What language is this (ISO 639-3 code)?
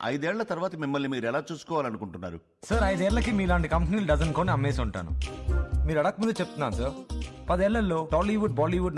tel